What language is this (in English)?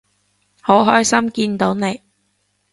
Cantonese